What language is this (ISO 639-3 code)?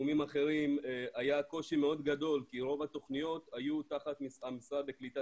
heb